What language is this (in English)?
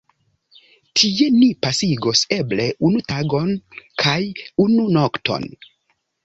Esperanto